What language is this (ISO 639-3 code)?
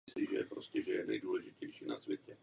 ces